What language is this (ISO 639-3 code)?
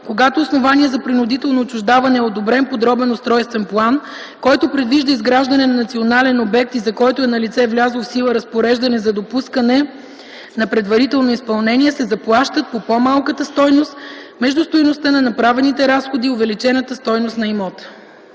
bul